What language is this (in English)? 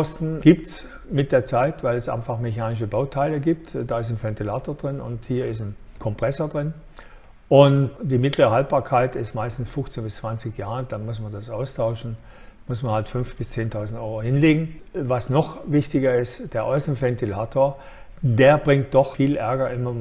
German